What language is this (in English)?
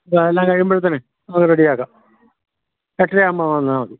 Malayalam